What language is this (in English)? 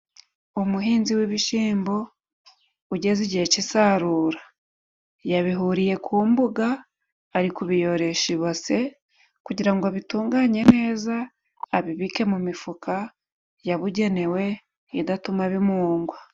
Kinyarwanda